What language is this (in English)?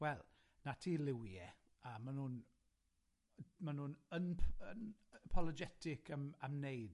Welsh